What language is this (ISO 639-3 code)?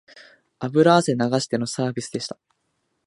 jpn